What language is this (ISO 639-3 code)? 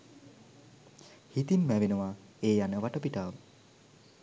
sin